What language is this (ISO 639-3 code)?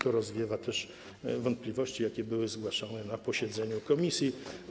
pol